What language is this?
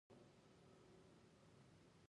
Pashto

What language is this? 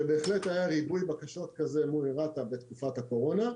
Hebrew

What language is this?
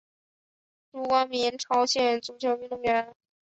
Chinese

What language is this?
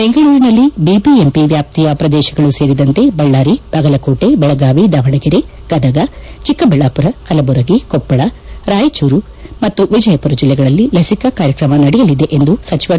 Kannada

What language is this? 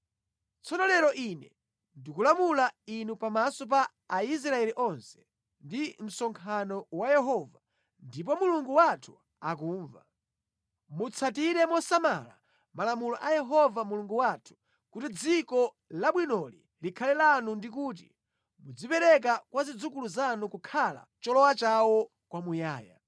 Nyanja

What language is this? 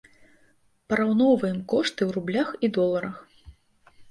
Belarusian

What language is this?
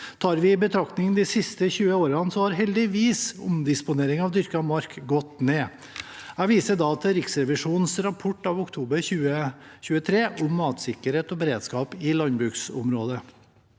Norwegian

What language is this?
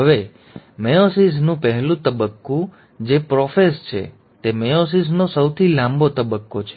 Gujarati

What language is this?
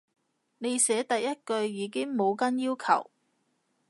Cantonese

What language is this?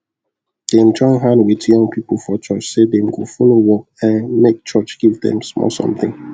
Nigerian Pidgin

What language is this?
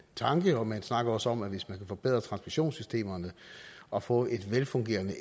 Danish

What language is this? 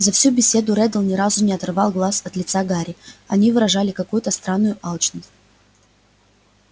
Russian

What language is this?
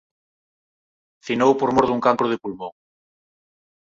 Galician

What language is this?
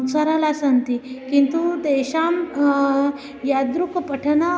Sanskrit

